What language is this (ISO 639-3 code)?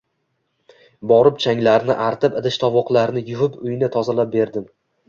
uzb